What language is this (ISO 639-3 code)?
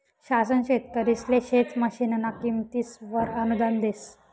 mar